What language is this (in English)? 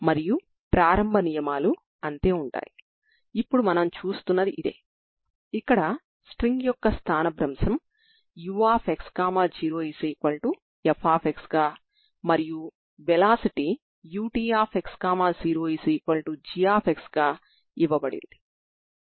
Telugu